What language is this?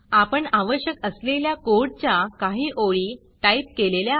Marathi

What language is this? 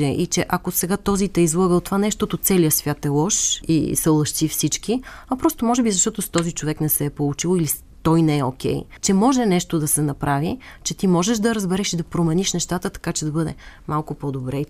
Bulgarian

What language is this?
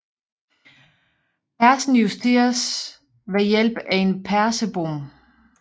Danish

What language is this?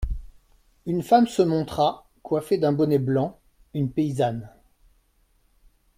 French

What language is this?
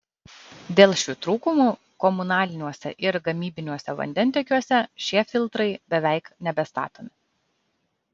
Lithuanian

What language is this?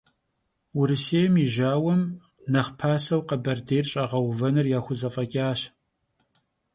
Kabardian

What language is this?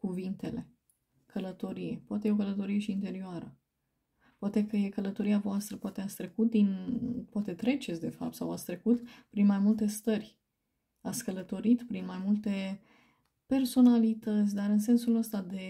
Romanian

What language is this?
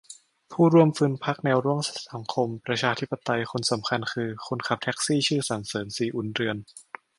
Thai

